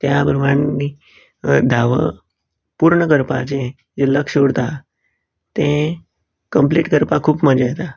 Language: Konkani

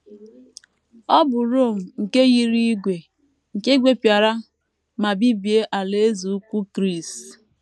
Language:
Igbo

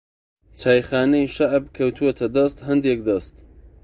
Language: Central Kurdish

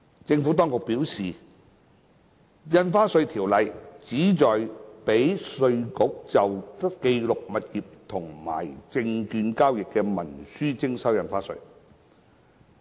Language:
Cantonese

